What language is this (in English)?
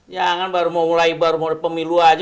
Indonesian